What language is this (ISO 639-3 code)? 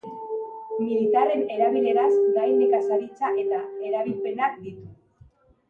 eus